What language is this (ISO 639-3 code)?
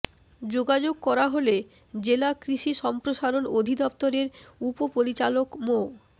ben